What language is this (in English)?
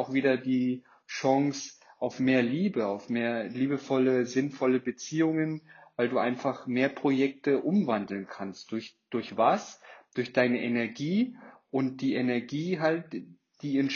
German